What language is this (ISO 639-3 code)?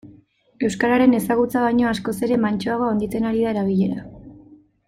eus